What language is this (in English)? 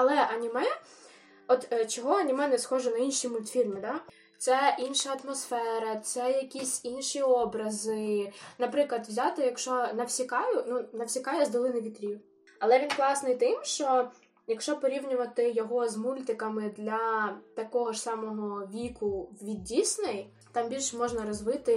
Ukrainian